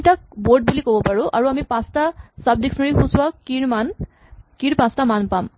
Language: Assamese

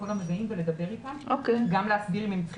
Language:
Hebrew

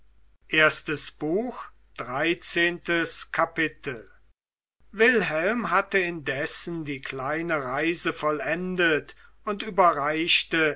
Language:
German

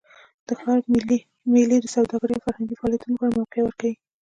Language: Pashto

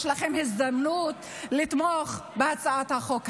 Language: Hebrew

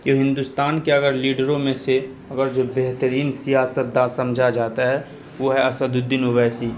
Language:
Urdu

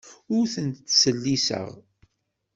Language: Kabyle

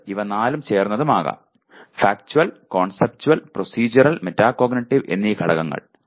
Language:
Malayalam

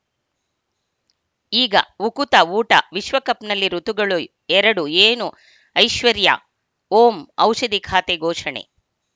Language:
Kannada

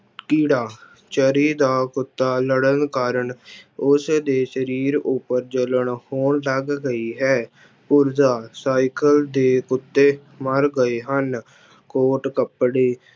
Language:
Punjabi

